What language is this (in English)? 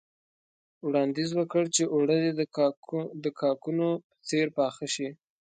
Pashto